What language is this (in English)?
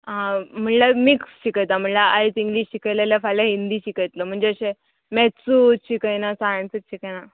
Konkani